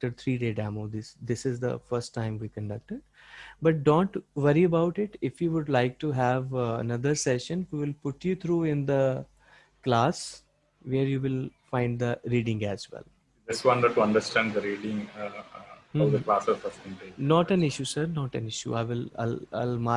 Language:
English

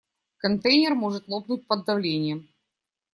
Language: Russian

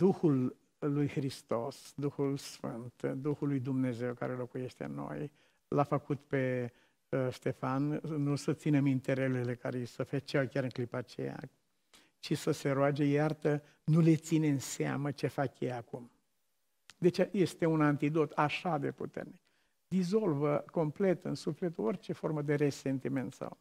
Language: Romanian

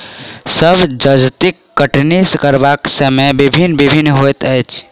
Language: Maithili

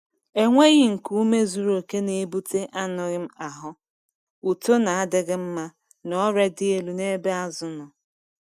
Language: Igbo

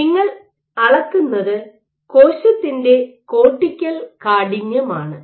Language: Malayalam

